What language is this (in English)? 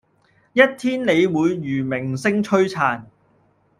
Cantonese